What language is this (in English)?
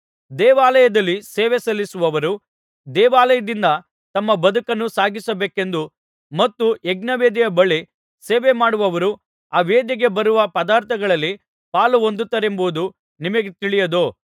Kannada